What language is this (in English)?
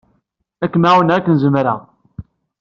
Kabyle